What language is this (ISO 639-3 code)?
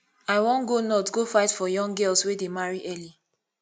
pcm